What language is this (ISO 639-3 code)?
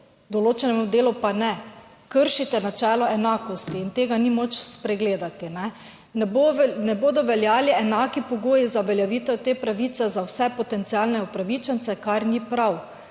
slv